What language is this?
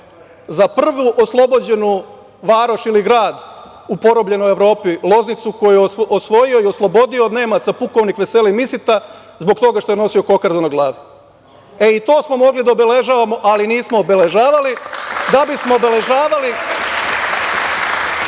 Serbian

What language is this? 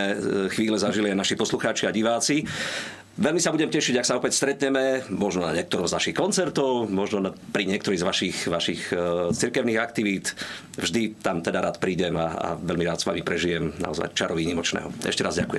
Slovak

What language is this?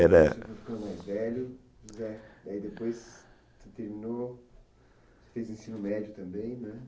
Portuguese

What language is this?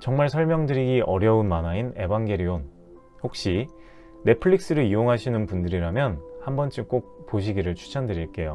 Korean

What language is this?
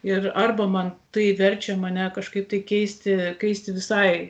Lithuanian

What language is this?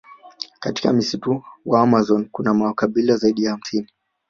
Swahili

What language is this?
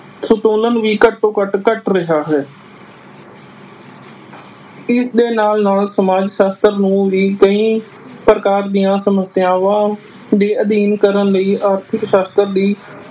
Punjabi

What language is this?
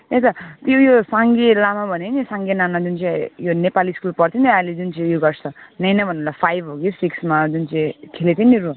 Nepali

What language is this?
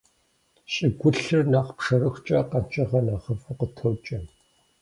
Kabardian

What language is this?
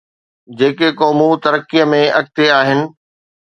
Sindhi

